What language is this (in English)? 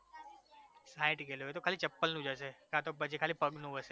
Gujarati